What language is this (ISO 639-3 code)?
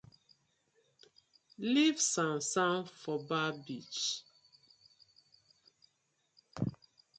pcm